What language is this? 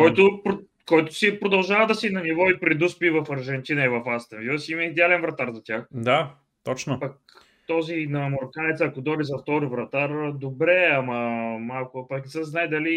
Bulgarian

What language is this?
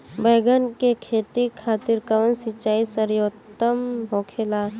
Bhojpuri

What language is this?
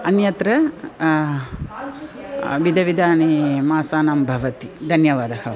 Sanskrit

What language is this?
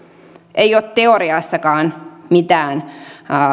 Finnish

